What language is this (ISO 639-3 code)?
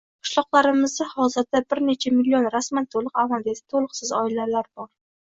uzb